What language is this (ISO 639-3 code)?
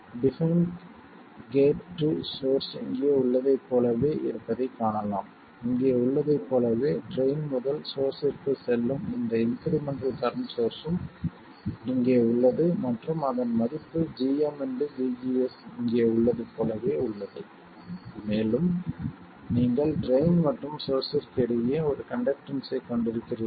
tam